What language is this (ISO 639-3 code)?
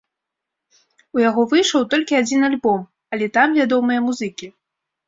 bel